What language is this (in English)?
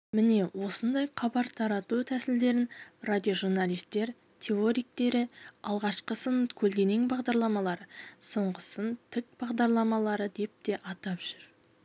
Kazakh